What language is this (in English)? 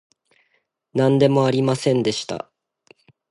Japanese